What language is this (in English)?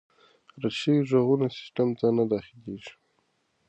Pashto